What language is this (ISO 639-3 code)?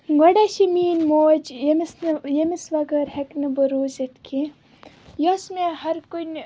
kas